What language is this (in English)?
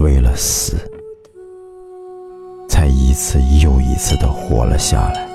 Chinese